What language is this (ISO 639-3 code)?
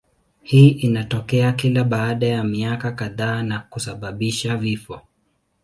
swa